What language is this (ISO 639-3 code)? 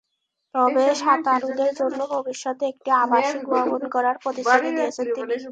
ben